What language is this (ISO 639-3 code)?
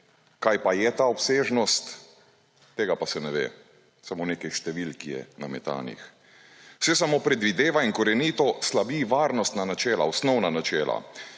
slv